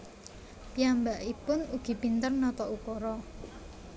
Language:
Javanese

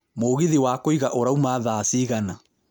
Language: Kikuyu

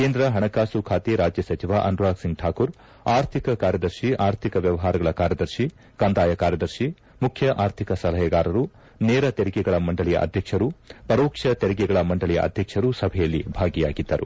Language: Kannada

